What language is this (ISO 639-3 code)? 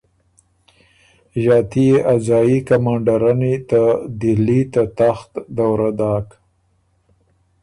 oru